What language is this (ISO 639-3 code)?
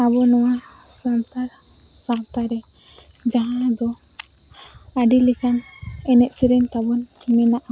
sat